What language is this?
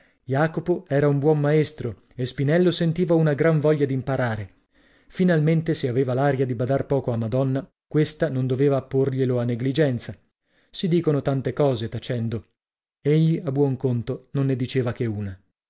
Italian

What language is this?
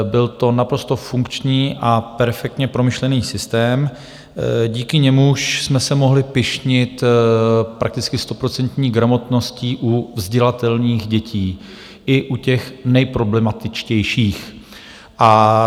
Czech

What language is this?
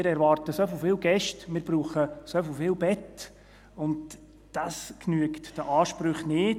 Swiss German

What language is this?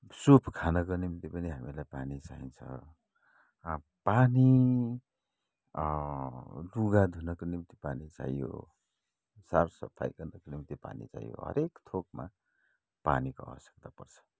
Nepali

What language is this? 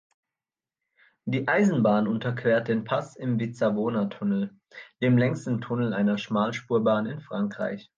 German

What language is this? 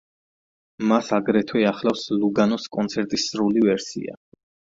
Georgian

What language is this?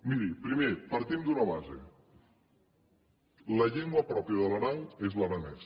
Catalan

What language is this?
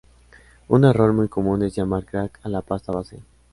Spanish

